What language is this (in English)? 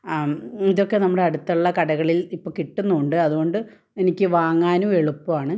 Malayalam